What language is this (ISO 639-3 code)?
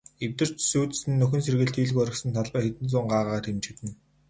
mon